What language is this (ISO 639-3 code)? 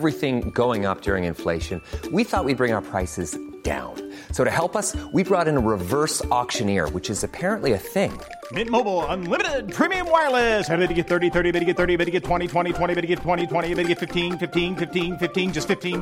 fil